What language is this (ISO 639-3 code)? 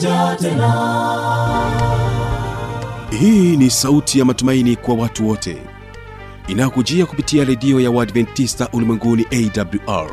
swa